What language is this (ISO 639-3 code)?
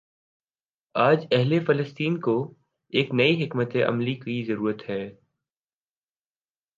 urd